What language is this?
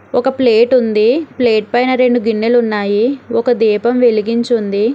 Telugu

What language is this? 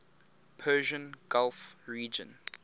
English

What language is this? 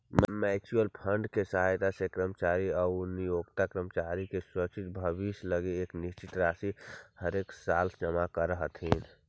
Magahi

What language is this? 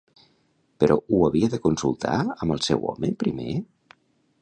Catalan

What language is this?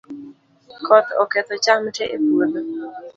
Luo (Kenya and Tanzania)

